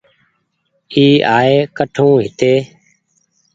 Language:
Goaria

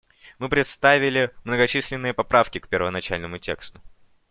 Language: Russian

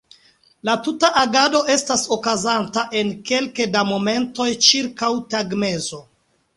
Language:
Esperanto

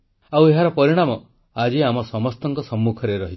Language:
Odia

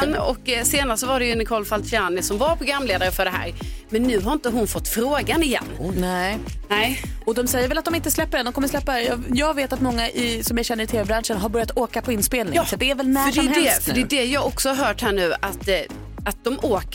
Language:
Swedish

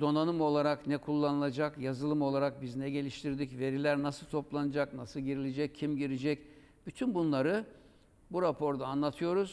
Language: Turkish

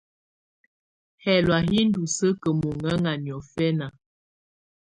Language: Tunen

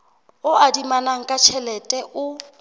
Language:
Southern Sotho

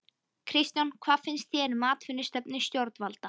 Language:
Icelandic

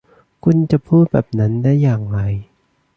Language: Thai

